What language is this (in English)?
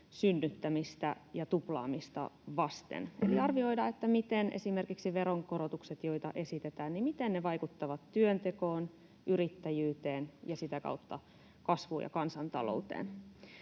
Finnish